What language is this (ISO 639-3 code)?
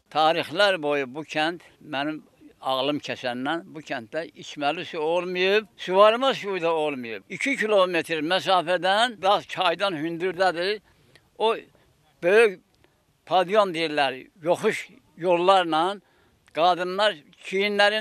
tur